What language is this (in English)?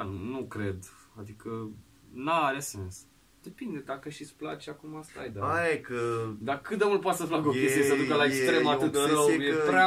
Romanian